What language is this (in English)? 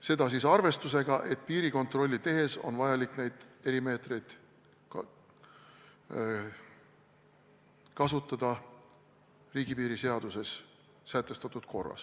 Estonian